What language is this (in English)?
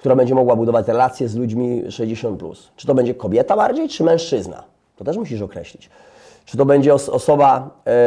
Polish